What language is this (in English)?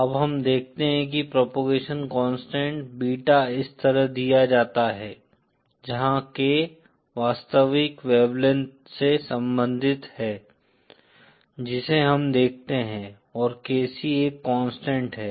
Hindi